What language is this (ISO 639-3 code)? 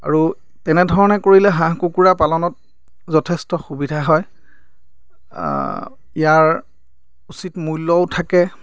asm